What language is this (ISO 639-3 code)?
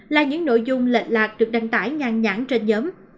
vie